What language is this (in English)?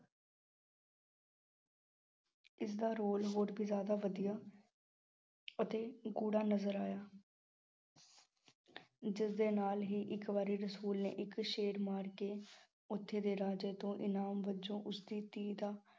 Punjabi